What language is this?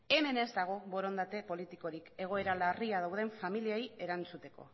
Basque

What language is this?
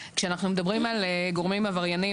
Hebrew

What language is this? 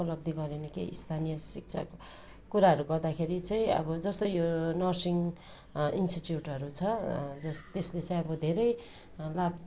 Nepali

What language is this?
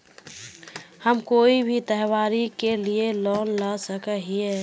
Magahi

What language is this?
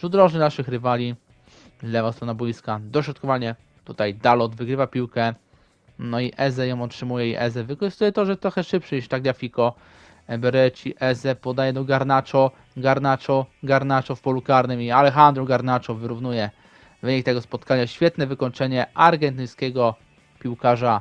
Polish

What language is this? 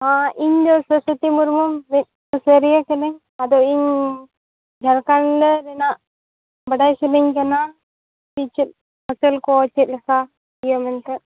Santali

